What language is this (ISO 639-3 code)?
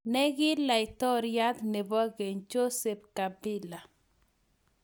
kln